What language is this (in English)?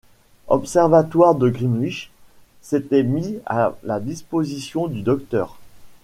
French